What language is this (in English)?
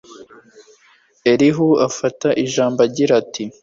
Kinyarwanda